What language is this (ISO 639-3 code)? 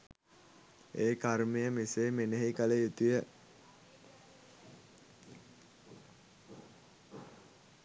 sin